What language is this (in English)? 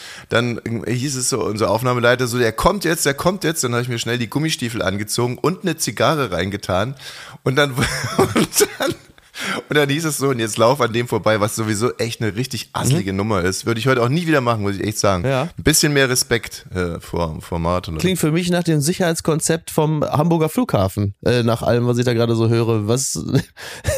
German